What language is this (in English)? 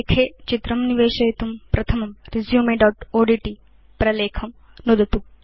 Sanskrit